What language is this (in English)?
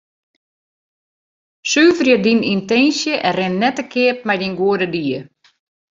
Western Frisian